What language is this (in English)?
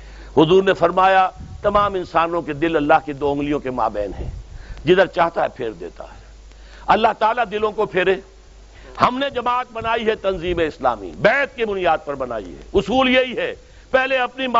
Urdu